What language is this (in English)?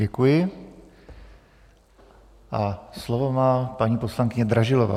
Czech